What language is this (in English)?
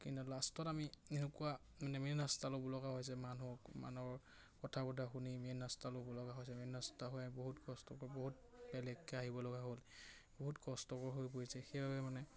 Assamese